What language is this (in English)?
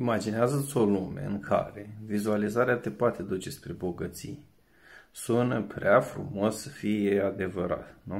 Romanian